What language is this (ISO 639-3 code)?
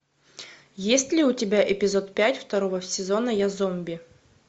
rus